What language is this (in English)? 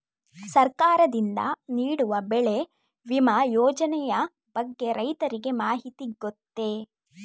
Kannada